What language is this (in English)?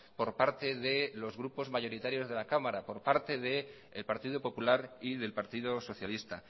Spanish